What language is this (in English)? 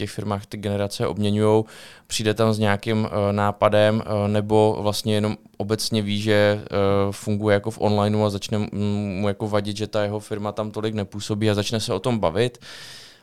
Czech